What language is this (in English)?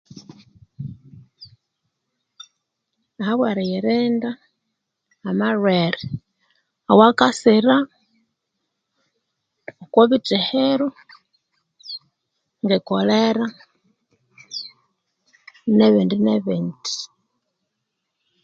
Konzo